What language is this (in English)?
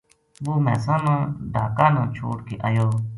Gujari